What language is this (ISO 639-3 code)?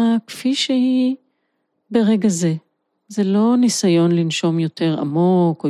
heb